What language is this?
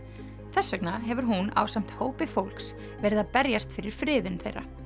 Icelandic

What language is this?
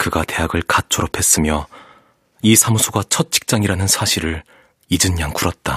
Korean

